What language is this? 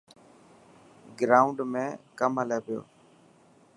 Dhatki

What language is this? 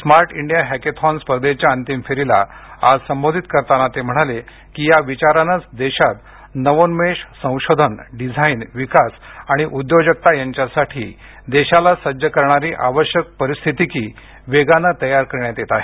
Marathi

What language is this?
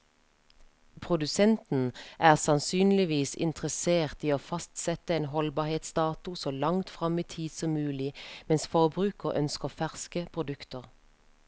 Norwegian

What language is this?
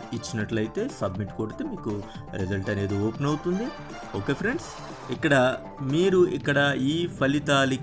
Telugu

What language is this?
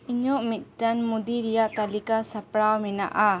Santali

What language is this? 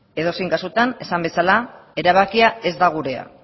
Basque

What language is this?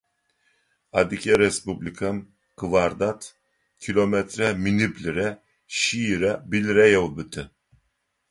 Adyghe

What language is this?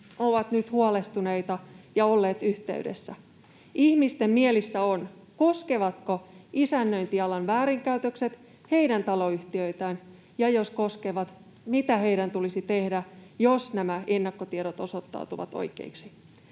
Finnish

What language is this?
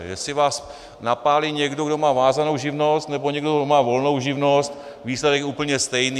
Czech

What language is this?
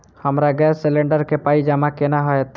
Maithili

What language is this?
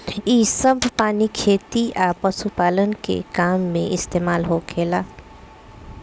Bhojpuri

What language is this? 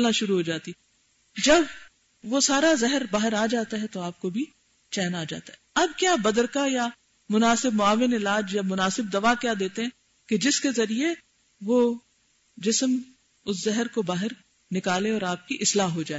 Urdu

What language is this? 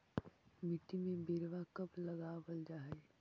Magahi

